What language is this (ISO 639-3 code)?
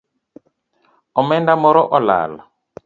luo